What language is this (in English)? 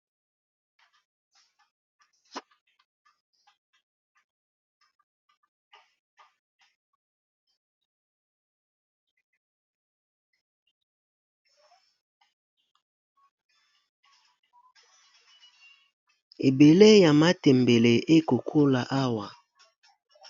Lingala